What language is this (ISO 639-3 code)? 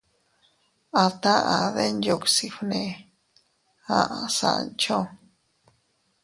cut